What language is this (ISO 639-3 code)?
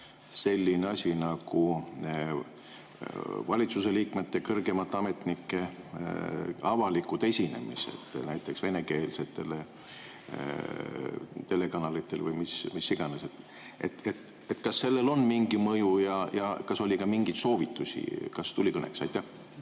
est